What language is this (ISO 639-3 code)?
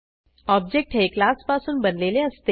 mar